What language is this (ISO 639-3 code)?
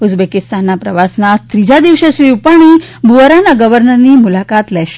guj